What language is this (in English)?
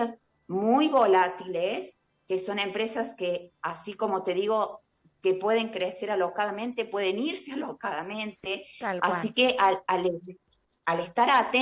Spanish